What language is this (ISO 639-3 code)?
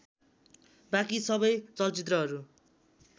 nep